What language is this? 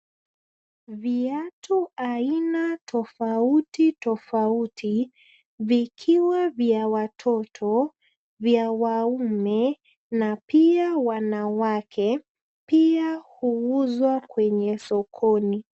Swahili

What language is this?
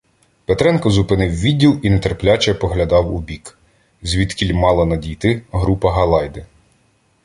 Ukrainian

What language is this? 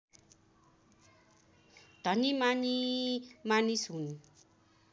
Nepali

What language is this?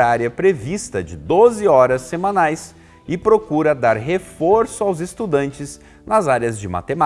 Portuguese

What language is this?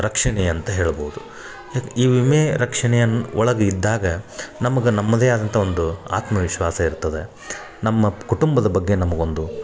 Kannada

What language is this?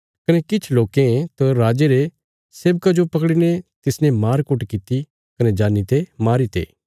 Bilaspuri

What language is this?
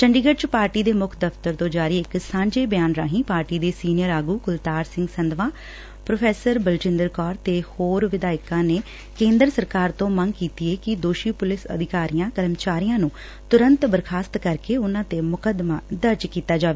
Punjabi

